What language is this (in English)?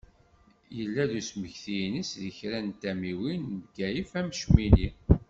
Kabyle